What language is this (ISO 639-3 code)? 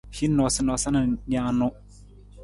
nmz